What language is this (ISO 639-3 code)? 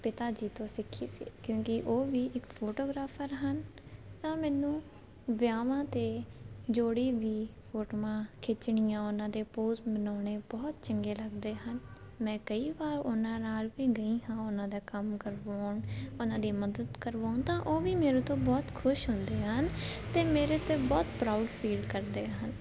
pan